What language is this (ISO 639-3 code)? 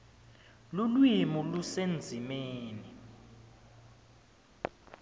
ssw